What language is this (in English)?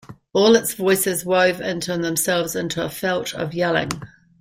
English